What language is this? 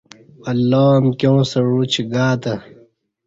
Kati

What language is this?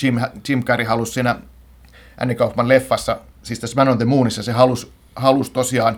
Finnish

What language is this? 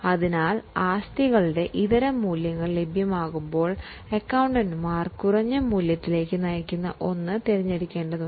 Malayalam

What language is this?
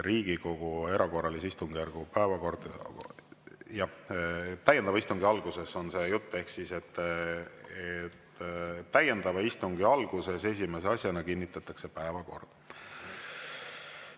Estonian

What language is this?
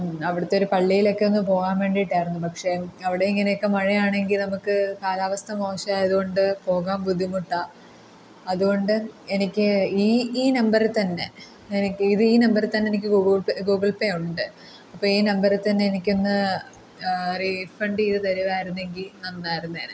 Malayalam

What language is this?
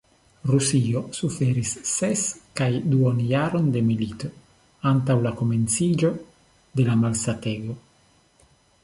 Esperanto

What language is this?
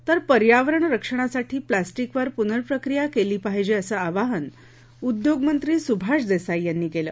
Marathi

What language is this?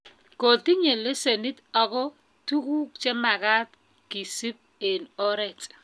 Kalenjin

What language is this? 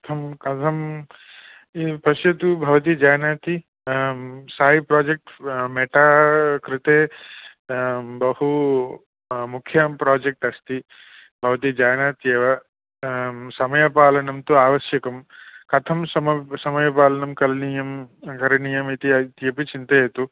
Sanskrit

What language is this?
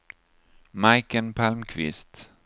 Swedish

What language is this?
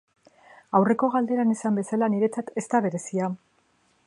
Basque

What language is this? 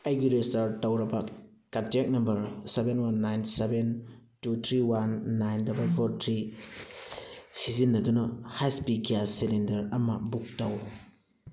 Manipuri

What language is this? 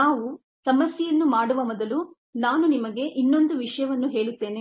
Kannada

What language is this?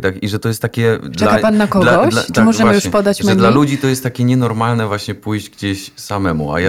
Polish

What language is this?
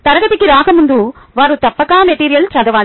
Telugu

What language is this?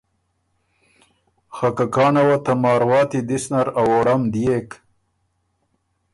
Ormuri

